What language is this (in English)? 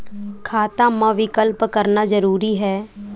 Chhattisgarhi